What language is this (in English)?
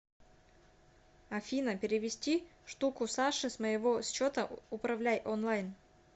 Russian